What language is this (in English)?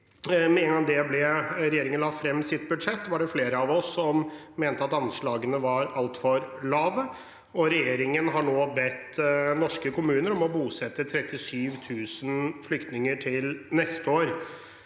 Norwegian